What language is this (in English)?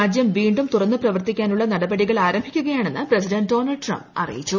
Malayalam